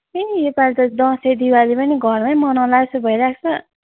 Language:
Nepali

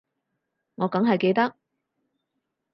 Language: Cantonese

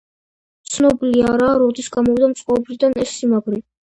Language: Georgian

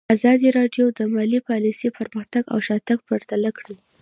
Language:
Pashto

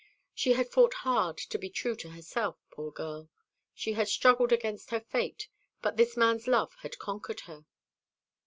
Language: English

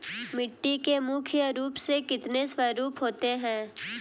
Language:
Hindi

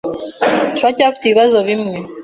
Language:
Kinyarwanda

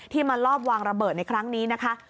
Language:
Thai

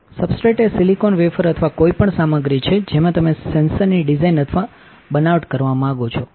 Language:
Gujarati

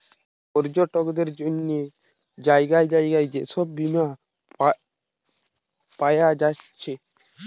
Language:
Bangla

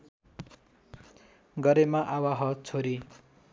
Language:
Nepali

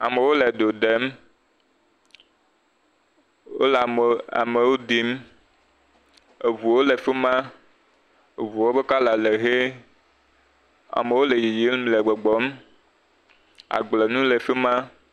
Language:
Ewe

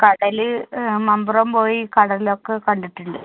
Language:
Malayalam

